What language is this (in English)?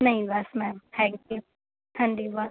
Punjabi